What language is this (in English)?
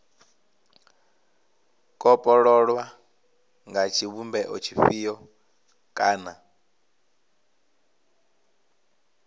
Venda